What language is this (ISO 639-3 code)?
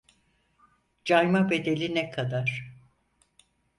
tur